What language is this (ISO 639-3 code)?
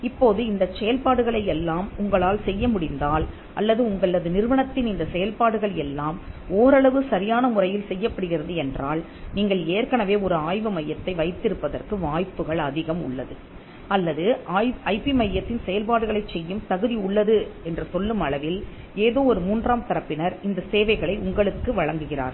tam